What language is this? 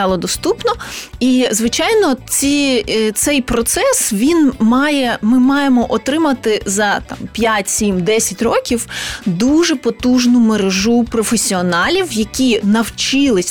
Ukrainian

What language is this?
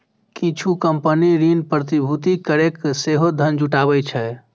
Maithili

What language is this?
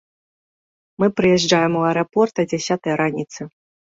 Belarusian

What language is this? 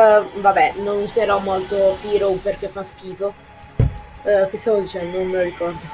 Italian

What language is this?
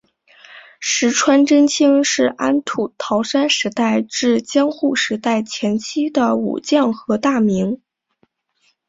Chinese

